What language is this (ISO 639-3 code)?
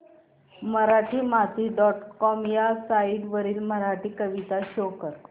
mar